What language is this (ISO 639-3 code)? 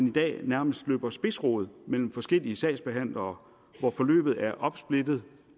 dan